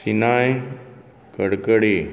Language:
Konkani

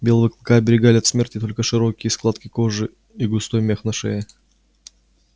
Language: Russian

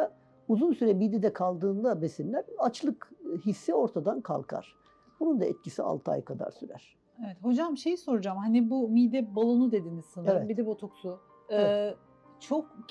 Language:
Turkish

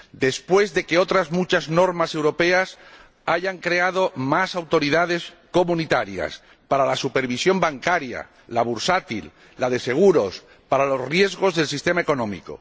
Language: Spanish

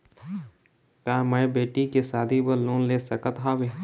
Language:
Chhattisgarhi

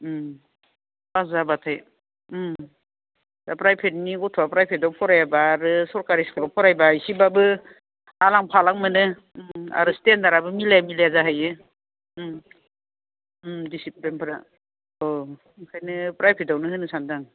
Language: Bodo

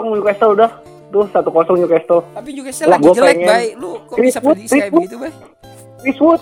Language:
Indonesian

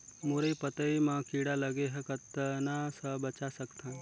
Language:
Chhattisgarhi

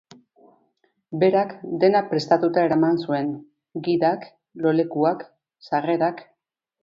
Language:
Basque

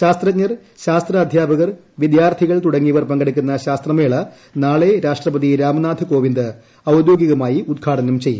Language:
Malayalam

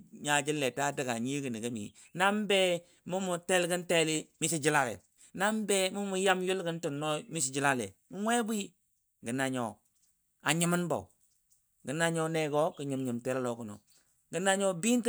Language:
Dadiya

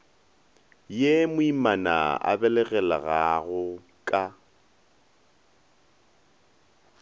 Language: Northern Sotho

